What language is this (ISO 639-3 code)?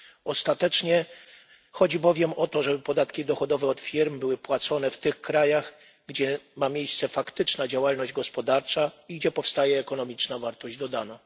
pol